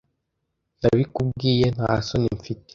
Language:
Kinyarwanda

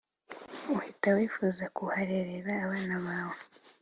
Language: Kinyarwanda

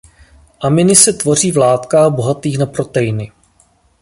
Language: Czech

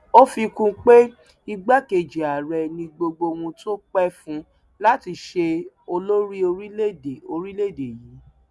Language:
Yoruba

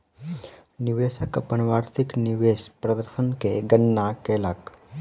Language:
Maithili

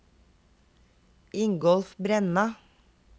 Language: Norwegian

